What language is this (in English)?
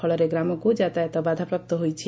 Odia